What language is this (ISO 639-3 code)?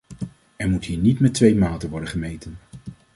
nld